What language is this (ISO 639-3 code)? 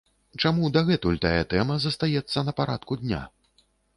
bel